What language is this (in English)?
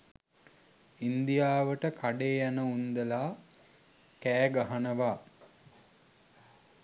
Sinhala